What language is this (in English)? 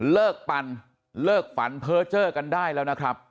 Thai